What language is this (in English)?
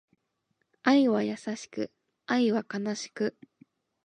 Japanese